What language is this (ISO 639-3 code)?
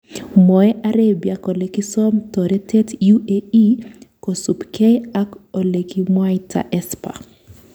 kln